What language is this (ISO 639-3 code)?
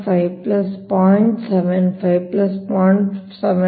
kan